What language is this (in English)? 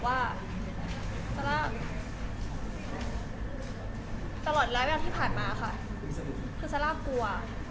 Thai